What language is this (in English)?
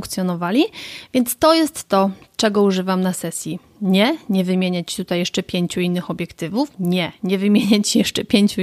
Polish